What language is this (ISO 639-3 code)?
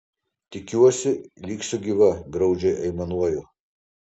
lit